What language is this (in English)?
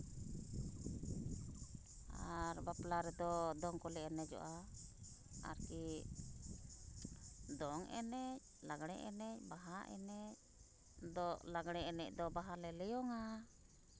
Santali